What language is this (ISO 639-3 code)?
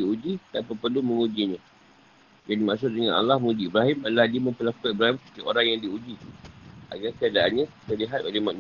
msa